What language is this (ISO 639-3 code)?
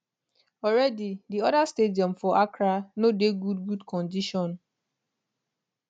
pcm